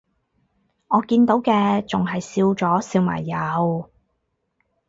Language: Cantonese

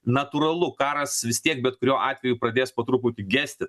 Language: Lithuanian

